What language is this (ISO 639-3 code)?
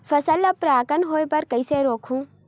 hne